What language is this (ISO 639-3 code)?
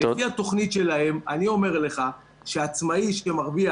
heb